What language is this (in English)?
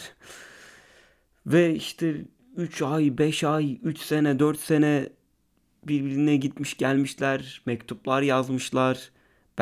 Turkish